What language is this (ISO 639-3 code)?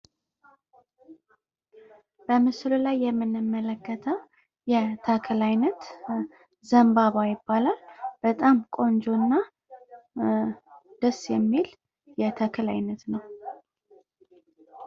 amh